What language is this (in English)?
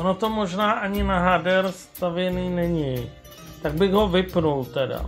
Czech